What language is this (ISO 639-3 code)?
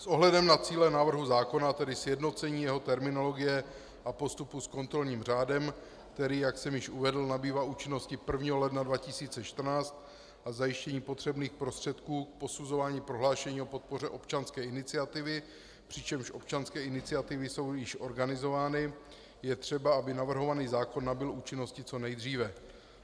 ces